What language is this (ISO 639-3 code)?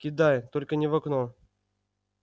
rus